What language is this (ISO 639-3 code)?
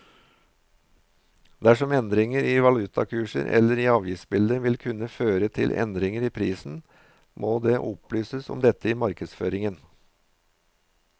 nor